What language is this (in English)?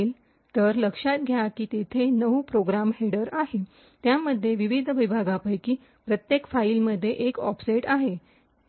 Marathi